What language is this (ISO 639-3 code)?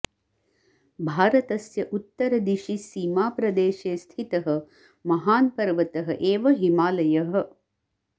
san